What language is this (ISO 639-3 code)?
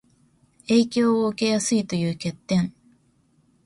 jpn